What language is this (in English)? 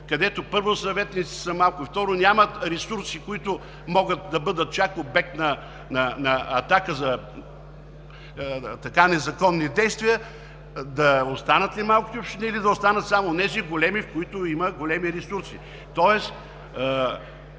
Bulgarian